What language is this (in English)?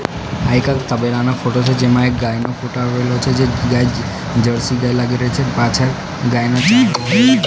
Gujarati